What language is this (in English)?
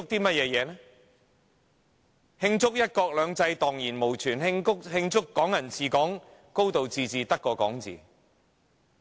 Cantonese